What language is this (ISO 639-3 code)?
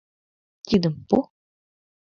chm